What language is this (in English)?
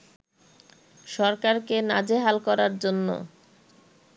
Bangla